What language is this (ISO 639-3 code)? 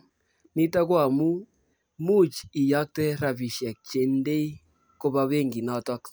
kln